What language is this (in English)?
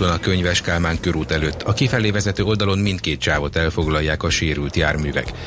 Hungarian